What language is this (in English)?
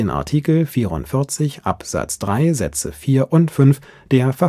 German